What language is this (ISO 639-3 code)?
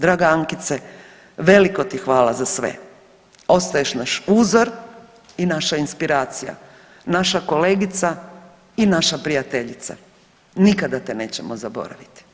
hrv